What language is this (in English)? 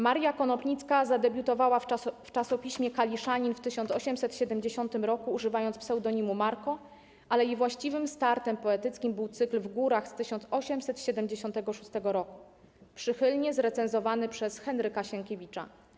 Polish